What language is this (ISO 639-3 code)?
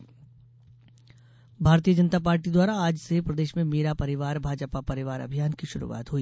hin